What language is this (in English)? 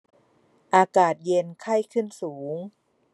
Thai